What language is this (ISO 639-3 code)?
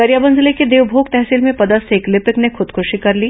hin